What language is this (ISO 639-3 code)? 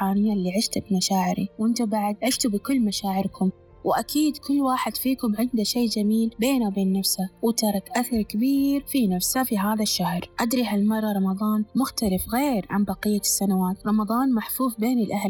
ara